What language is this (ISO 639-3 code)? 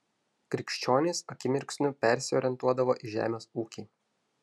lit